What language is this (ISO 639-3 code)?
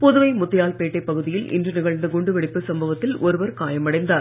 tam